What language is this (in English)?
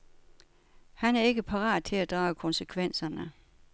Danish